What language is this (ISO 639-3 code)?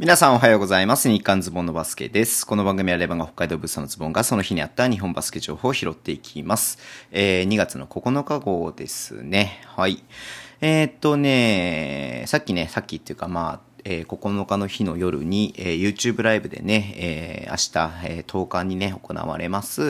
jpn